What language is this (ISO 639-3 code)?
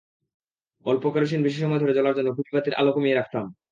ben